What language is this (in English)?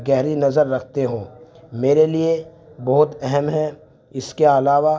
Urdu